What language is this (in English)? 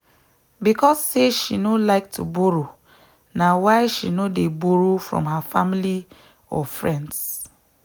Nigerian Pidgin